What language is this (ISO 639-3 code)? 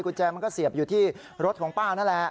tha